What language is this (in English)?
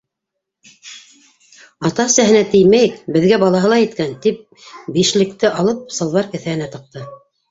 Bashkir